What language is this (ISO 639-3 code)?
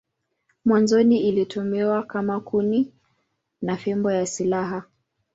swa